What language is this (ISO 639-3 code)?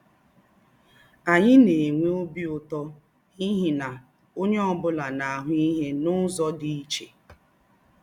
ibo